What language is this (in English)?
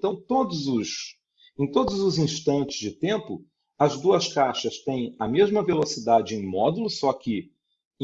Portuguese